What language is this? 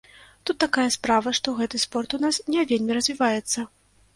Belarusian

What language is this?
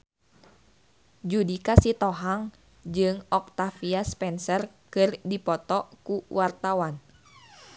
Sundanese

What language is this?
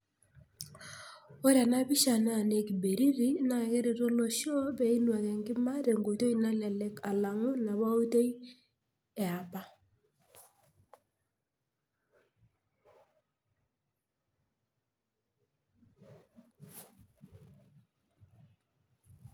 Masai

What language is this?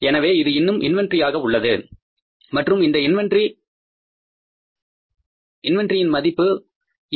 Tamil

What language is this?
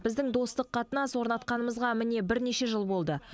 Kazakh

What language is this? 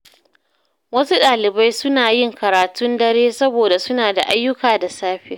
Hausa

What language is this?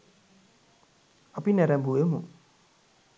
Sinhala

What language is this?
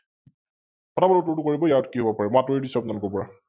Assamese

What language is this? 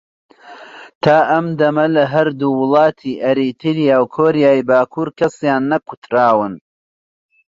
Central Kurdish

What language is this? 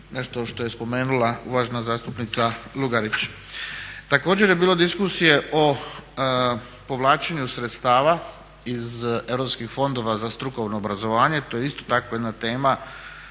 Croatian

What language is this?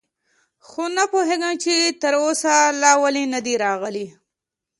Pashto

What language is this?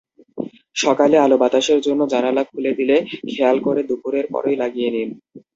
Bangla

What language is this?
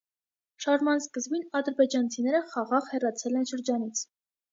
Armenian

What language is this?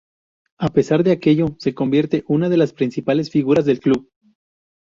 Spanish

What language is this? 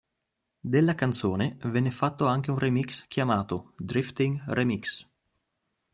Italian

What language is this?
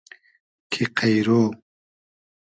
Hazaragi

